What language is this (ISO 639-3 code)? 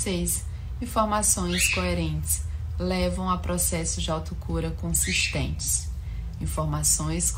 por